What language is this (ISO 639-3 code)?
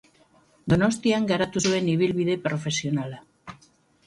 eus